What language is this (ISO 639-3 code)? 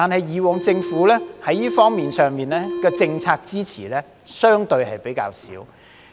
yue